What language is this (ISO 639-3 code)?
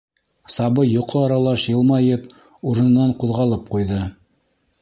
bak